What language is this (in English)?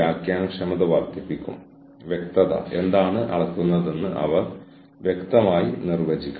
Malayalam